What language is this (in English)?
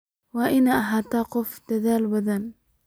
Somali